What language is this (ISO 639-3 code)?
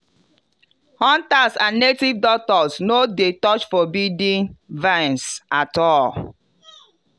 pcm